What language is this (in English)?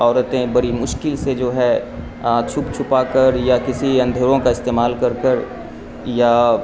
Urdu